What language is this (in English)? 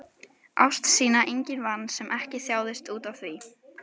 Icelandic